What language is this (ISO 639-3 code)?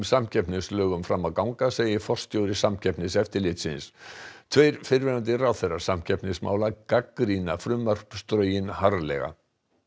isl